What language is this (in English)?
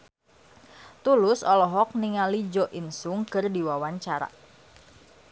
Sundanese